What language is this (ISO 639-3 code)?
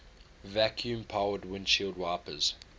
eng